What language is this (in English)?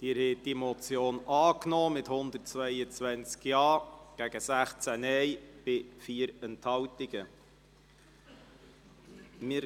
Swiss German